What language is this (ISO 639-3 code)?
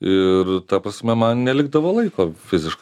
lit